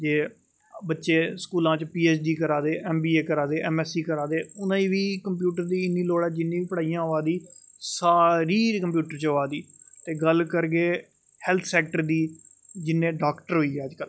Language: Dogri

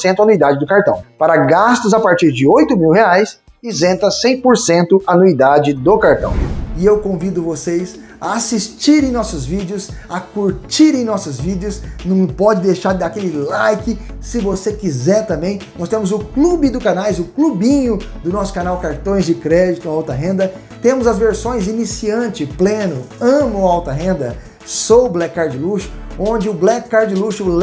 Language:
Portuguese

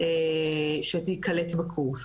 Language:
Hebrew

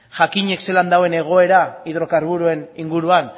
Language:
Basque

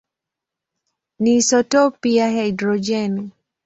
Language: Swahili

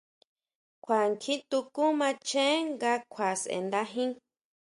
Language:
Huautla Mazatec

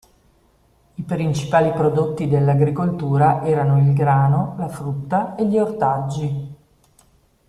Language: Italian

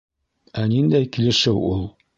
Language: Bashkir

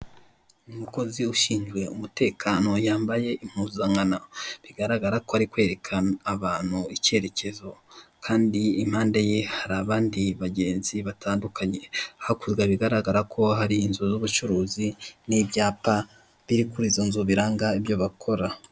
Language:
Kinyarwanda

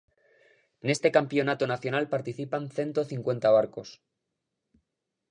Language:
Galician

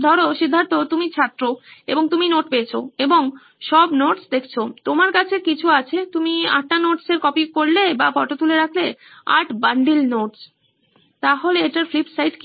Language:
Bangla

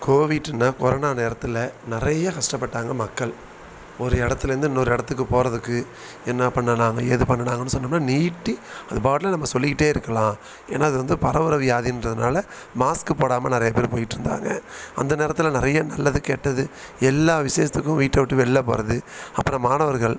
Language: Tamil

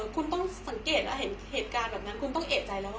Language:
Thai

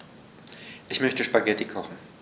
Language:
German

